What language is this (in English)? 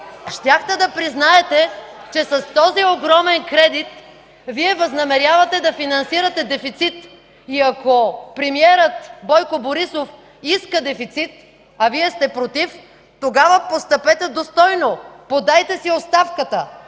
Bulgarian